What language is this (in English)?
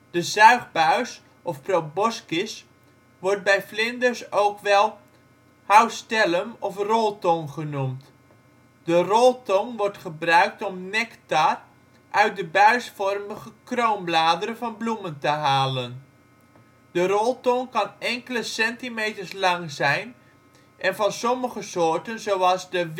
Dutch